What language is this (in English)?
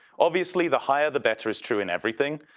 English